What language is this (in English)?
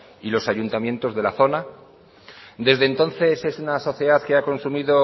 Spanish